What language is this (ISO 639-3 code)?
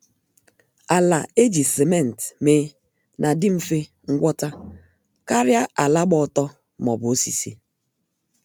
ibo